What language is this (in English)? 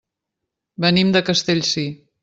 Catalan